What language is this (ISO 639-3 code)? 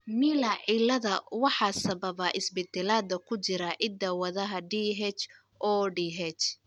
som